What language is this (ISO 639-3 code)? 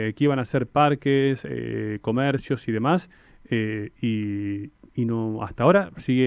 spa